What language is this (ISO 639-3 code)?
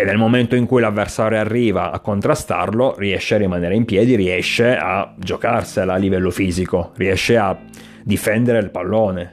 ita